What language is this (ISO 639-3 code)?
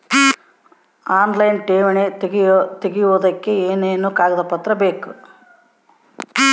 kan